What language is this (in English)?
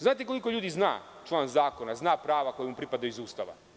Serbian